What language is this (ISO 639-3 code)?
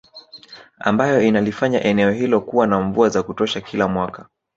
swa